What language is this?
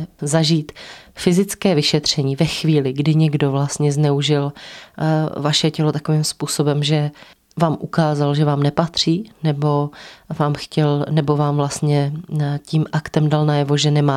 Czech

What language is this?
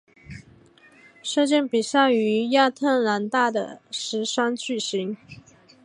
Chinese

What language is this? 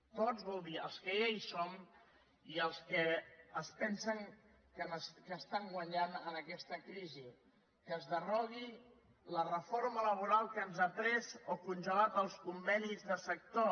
Catalan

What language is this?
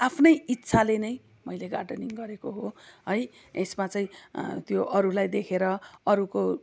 Nepali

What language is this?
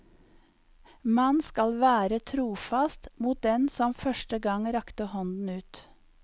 Norwegian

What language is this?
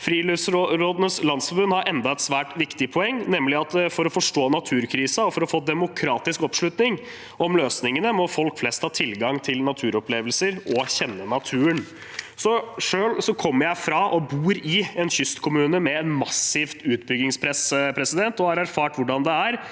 Norwegian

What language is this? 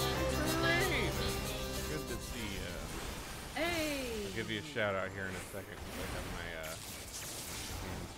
English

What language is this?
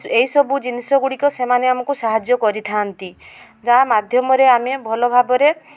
Odia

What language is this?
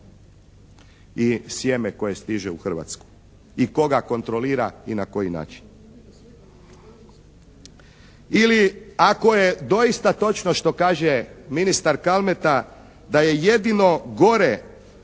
Croatian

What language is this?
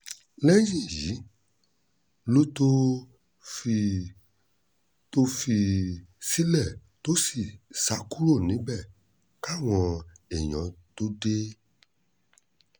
Yoruba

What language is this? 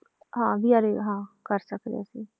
Punjabi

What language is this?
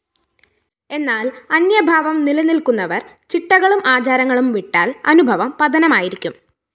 Malayalam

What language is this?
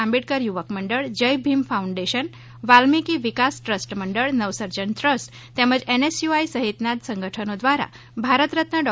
Gujarati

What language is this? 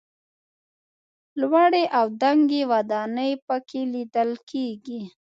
Pashto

